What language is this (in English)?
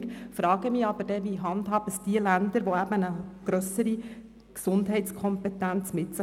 Swiss German